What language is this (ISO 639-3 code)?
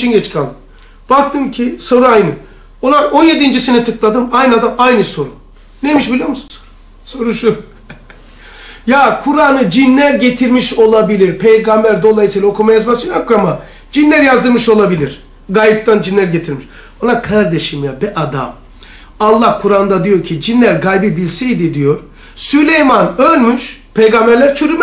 tur